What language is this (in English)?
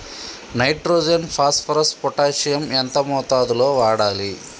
Telugu